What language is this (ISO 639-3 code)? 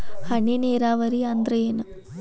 kan